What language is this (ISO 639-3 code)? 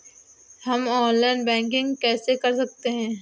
hin